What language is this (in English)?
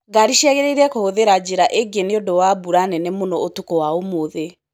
Kikuyu